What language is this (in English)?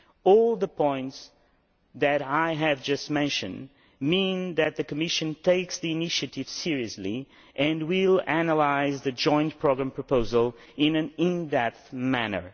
English